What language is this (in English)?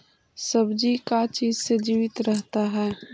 Magahi